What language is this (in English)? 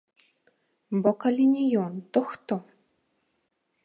Belarusian